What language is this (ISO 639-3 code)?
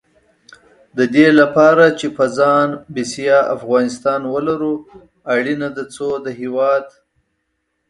pus